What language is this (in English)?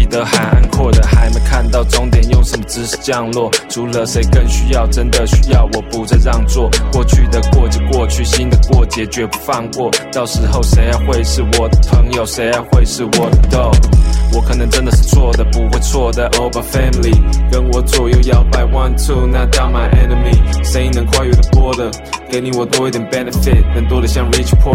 Chinese